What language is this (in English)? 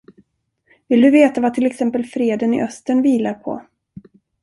Swedish